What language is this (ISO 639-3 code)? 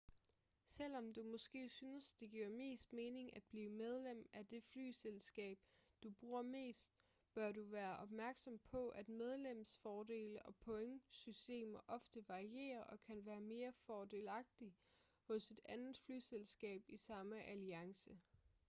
dan